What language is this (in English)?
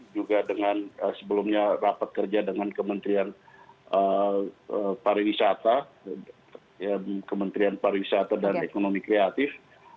Indonesian